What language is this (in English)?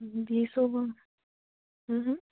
Assamese